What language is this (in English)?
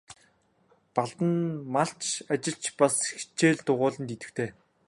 Mongolian